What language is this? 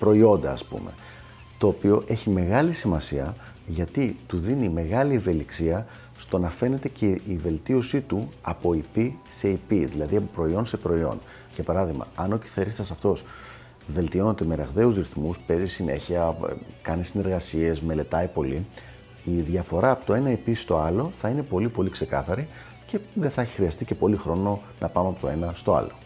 Greek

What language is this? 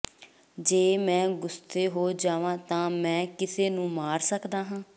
Punjabi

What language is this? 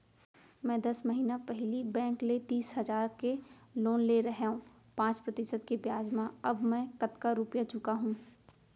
Chhattisgarhi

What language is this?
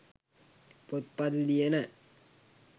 Sinhala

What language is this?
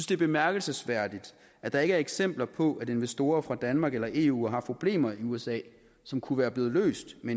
Danish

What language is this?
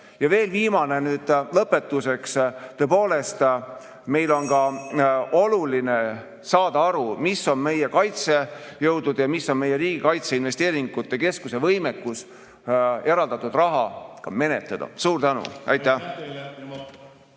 Estonian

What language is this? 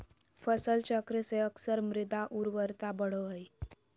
Magahi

